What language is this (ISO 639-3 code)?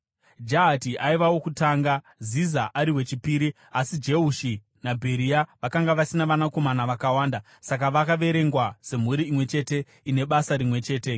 sna